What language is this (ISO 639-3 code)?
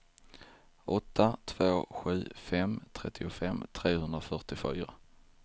swe